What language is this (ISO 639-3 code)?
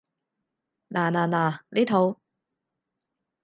yue